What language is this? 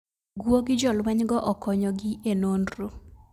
Luo (Kenya and Tanzania)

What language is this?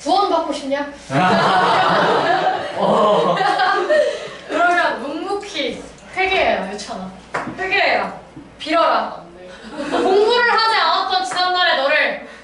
Korean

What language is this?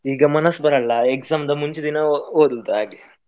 Kannada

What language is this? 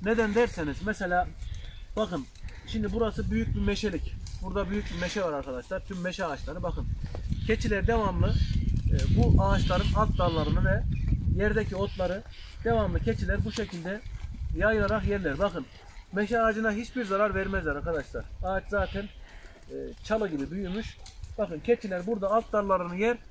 Turkish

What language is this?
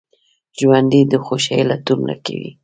Pashto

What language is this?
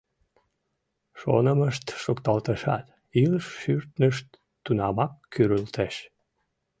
Mari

